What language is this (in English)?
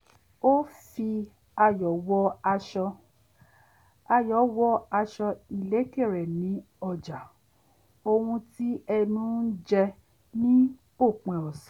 Yoruba